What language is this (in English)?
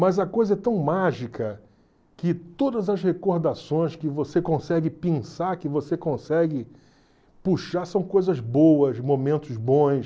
Portuguese